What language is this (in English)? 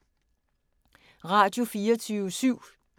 Danish